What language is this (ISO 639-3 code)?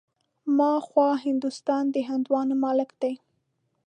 pus